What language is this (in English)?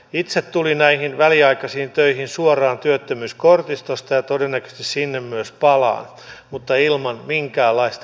Finnish